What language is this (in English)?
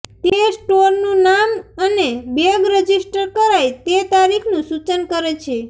Gujarati